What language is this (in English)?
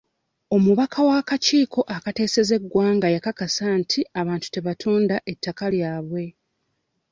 Ganda